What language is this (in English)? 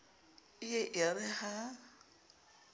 Southern Sotho